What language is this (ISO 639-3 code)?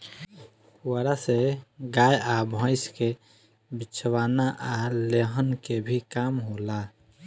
bho